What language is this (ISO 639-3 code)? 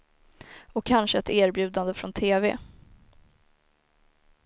swe